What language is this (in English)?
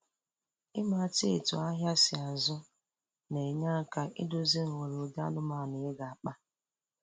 Igbo